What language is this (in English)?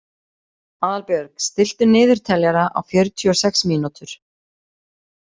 Icelandic